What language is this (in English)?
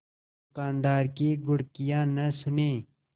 Hindi